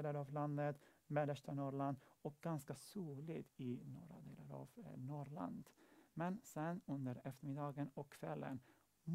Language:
Swedish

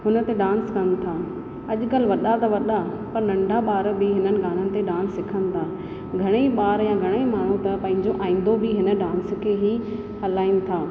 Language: Sindhi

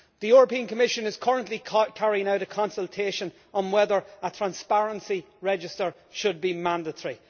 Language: English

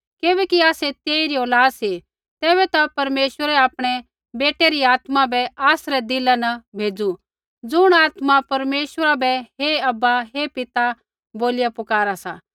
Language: Kullu Pahari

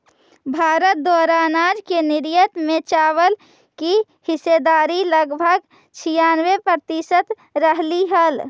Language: Magahi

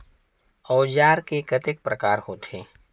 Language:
Chhattisgarhi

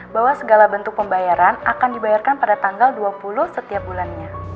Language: Indonesian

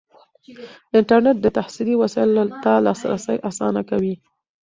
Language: Pashto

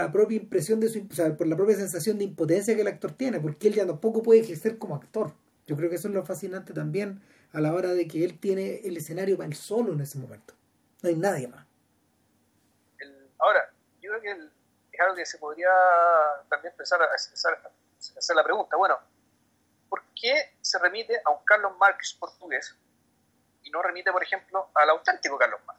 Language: Spanish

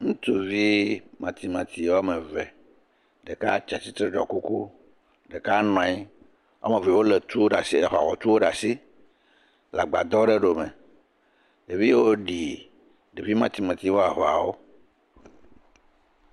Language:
Ewe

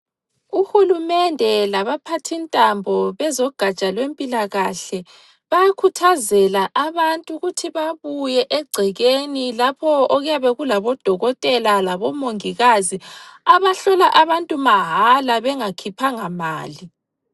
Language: North Ndebele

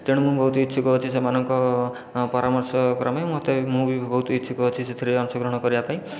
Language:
Odia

